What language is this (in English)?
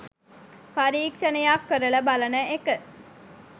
Sinhala